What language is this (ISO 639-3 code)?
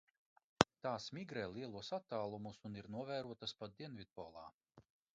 lav